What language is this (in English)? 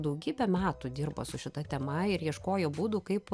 Lithuanian